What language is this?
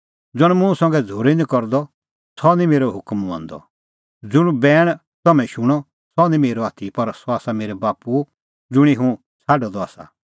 Kullu Pahari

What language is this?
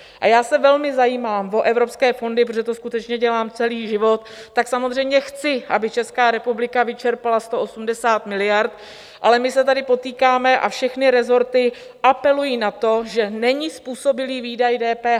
Czech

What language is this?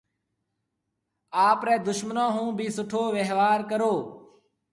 Marwari (Pakistan)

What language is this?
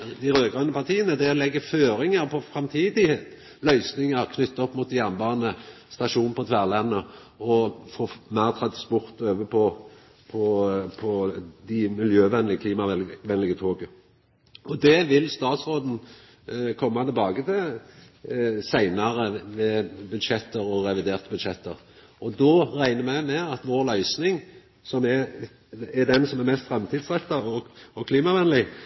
Norwegian Nynorsk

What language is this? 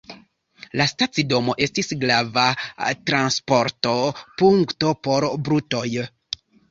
Esperanto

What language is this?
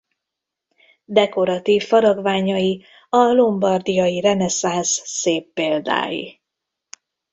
Hungarian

